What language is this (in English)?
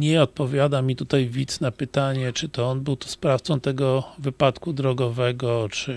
Polish